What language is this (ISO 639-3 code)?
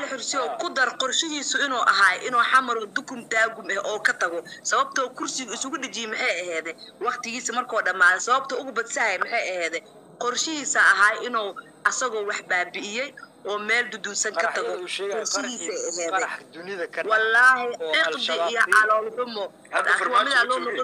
ara